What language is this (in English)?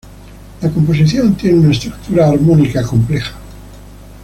Spanish